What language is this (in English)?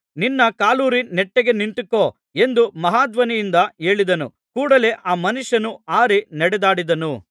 Kannada